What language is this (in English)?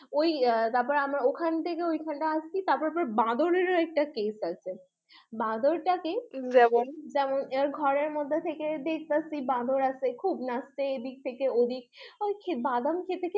Bangla